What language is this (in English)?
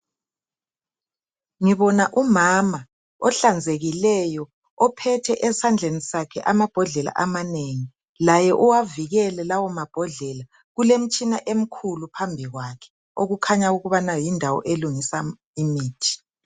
North Ndebele